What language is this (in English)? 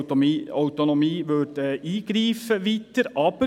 Swiss German